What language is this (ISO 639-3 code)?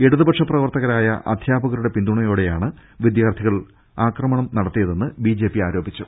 mal